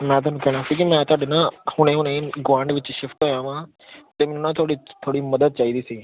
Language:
Punjabi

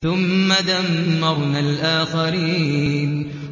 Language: Arabic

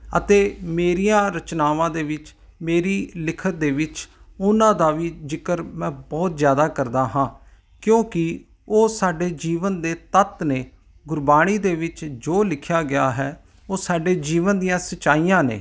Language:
Punjabi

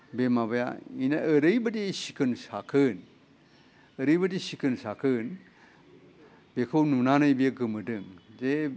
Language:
Bodo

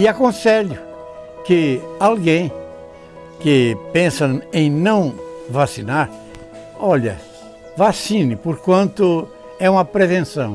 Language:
Portuguese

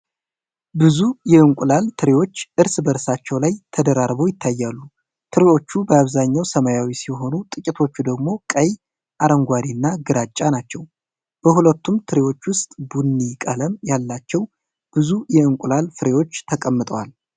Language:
Amharic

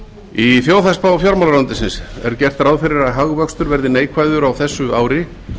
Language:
Icelandic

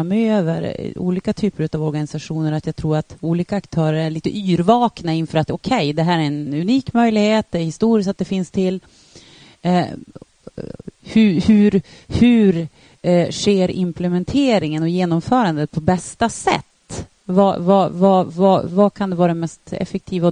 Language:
Swedish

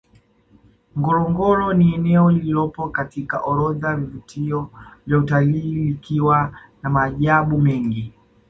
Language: Swahili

